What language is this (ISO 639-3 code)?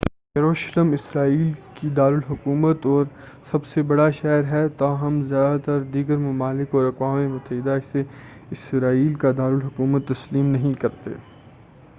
urd